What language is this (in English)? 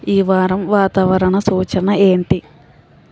Telugu